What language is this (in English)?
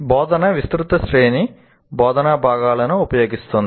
Telugu